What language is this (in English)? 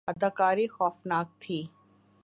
Urdu